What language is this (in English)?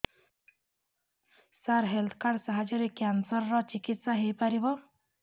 Odia